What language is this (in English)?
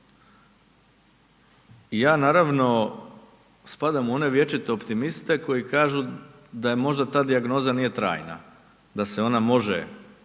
Croatian